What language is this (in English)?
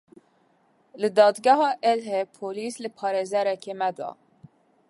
Kurdish